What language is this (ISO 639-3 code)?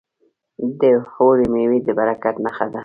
pus